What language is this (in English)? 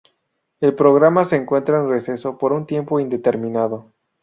Spanish